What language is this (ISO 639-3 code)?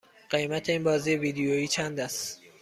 fas